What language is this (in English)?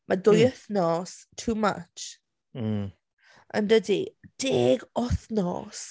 Welsh